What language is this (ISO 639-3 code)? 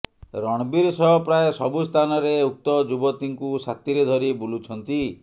ori